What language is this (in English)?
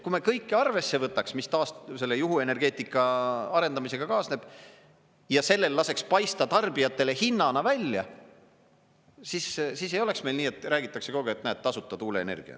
Estonian